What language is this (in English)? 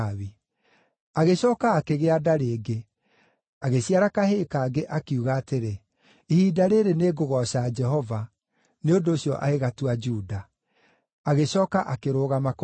Kikuyu